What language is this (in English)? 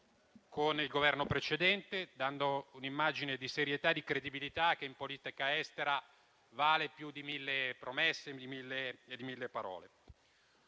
Italian